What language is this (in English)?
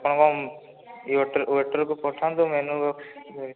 Odia